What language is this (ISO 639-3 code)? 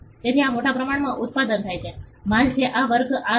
guj